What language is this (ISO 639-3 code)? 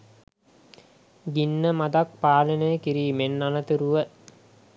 sin